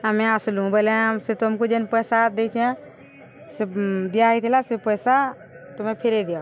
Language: Odia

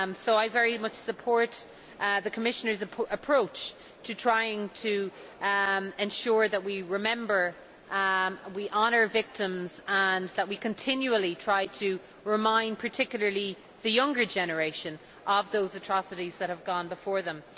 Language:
English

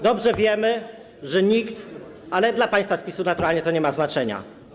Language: Polish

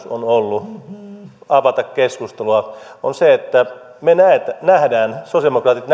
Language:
Finnish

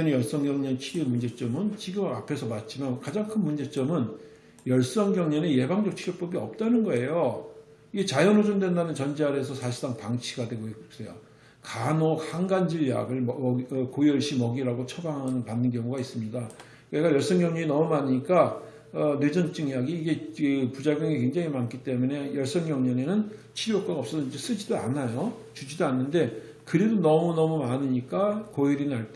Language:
Korean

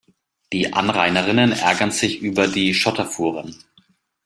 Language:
German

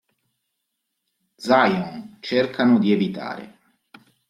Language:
Italian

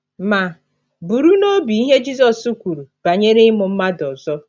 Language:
Igbo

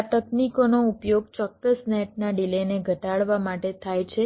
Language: Gujarati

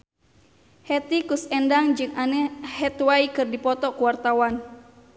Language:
Sundanese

